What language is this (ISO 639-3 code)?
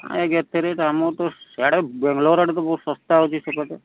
ori